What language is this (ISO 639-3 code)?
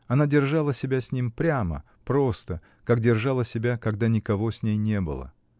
rus